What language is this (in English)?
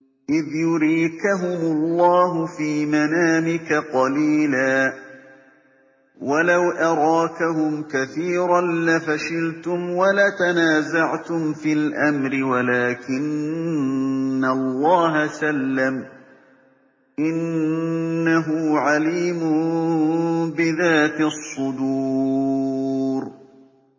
Arabic